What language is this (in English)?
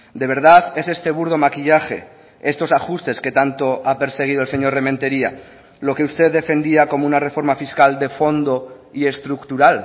Spanish